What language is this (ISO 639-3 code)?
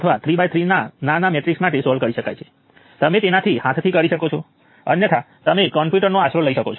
guj